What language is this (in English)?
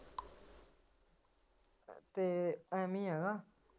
Punjabi